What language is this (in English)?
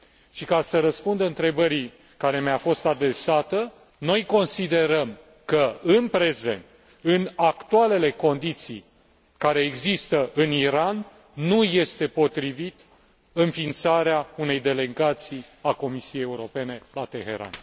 Romanian